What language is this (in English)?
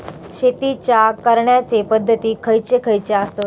Marathi